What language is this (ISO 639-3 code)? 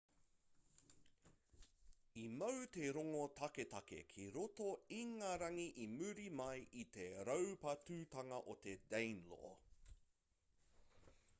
mri